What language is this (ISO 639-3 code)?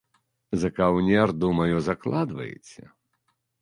bel